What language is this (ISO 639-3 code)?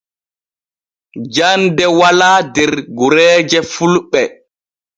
fue